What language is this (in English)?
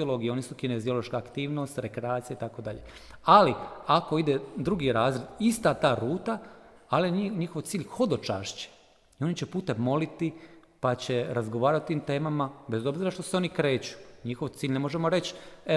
Croatian